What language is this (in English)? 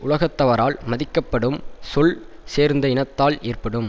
Tamil